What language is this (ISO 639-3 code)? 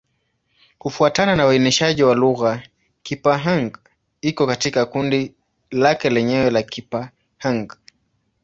swa